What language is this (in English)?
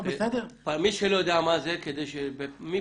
Hebrew